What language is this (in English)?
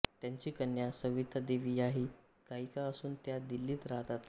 Marathi